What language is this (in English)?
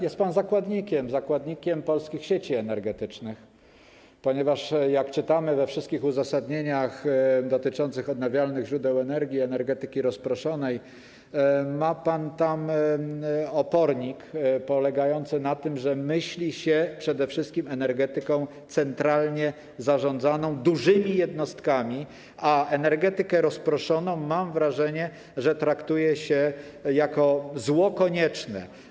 Polish